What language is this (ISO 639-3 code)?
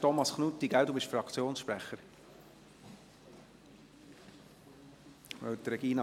gsw